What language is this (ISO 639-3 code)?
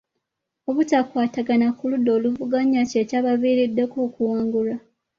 lug